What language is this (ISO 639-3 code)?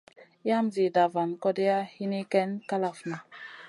mcn